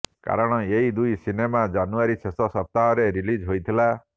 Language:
Odia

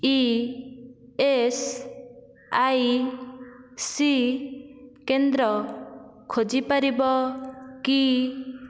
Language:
Odia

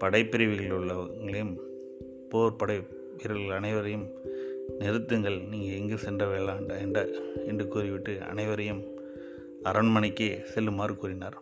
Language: Tamil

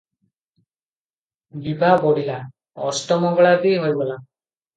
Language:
Odia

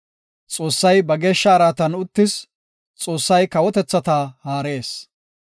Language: Gofa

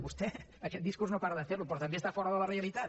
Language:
Catalan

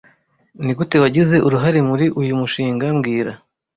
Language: Kinyarwanda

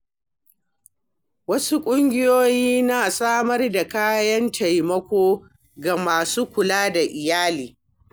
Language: Hausa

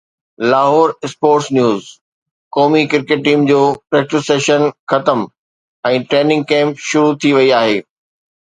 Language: Sindhi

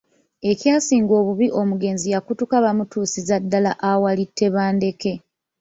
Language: Ganda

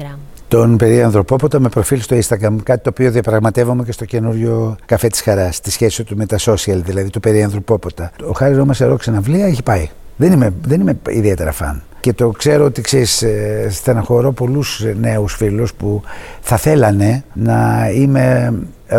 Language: Greek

